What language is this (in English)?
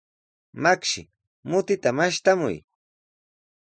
Sihuas Ancash Quechua